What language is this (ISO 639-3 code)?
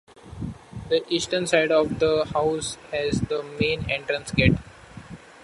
eng